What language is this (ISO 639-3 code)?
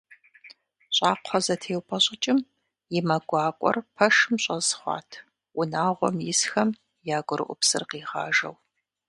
kbd